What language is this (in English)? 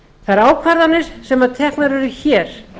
Icelandic